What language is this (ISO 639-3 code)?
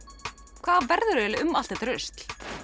isl